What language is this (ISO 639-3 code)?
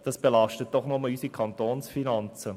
gsw